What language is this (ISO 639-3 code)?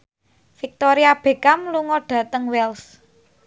jav